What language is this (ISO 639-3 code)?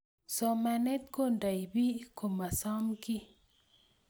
kln